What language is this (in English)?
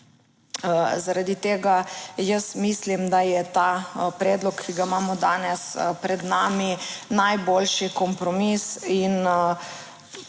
Slovenian